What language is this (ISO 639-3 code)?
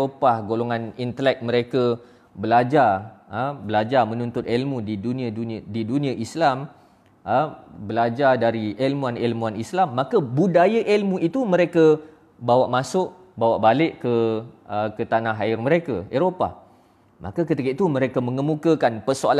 msa